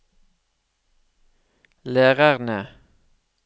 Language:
Norwegian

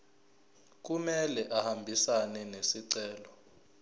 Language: Zulu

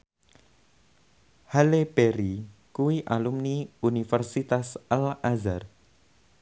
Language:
Javanese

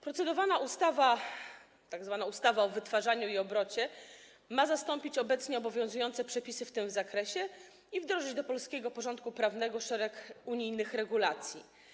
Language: Polish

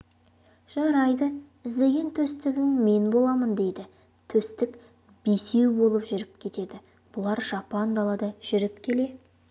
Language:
Kazakh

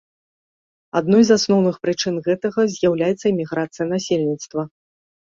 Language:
Belarusian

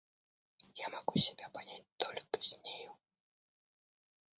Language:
Russian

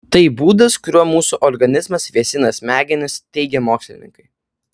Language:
Lithuanian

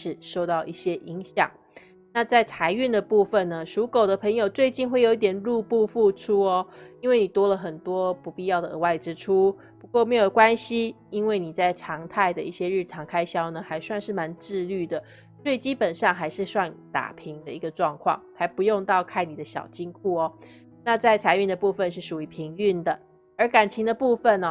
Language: Chinese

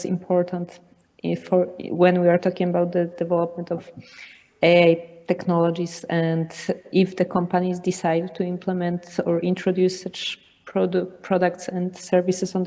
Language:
English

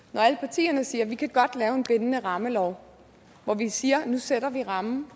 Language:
Danish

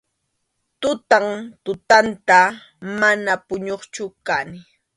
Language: Arequipa-La Unión Quechua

